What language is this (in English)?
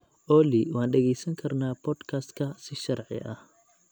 Somali